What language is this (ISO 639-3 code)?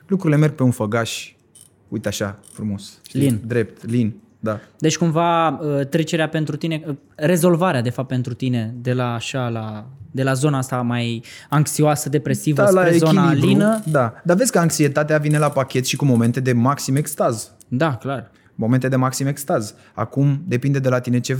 ron